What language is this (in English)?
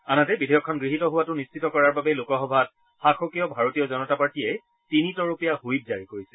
Assamese